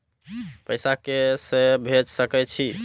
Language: Maithili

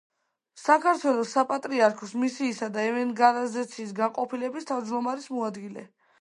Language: Georgian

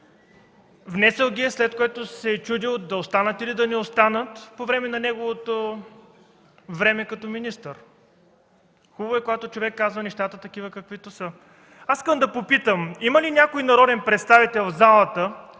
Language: Bulgarian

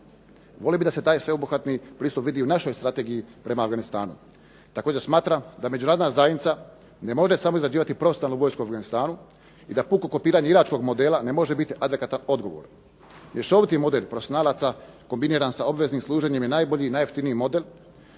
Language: Croatian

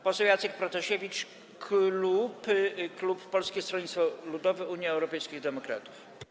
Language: Polish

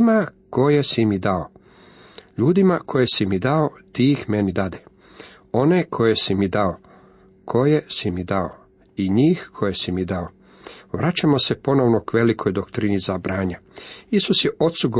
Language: Croatian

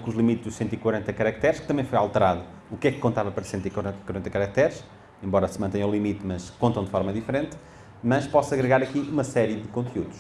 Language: Portuguese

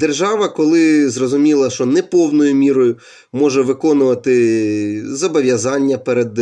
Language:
Ukrainian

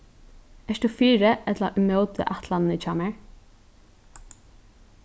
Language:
Faroese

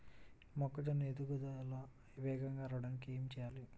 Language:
Telugu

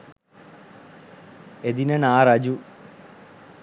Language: Sinhala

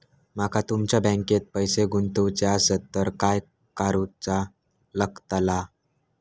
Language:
Marathi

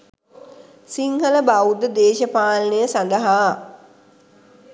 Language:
Sinhala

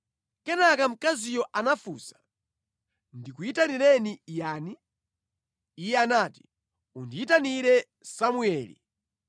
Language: Nyanja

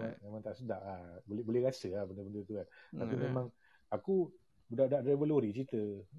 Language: Malay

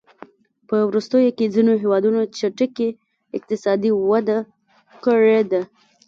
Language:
Pashto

